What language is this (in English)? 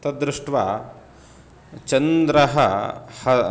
Sanskrit